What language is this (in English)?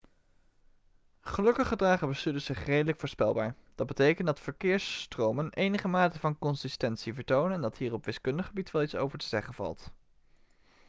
Dutch